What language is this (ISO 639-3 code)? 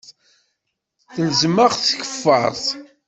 kab